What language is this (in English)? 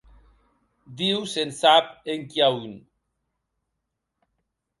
Occitan